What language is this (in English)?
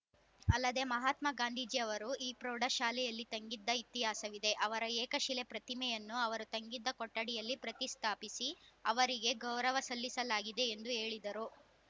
Kannada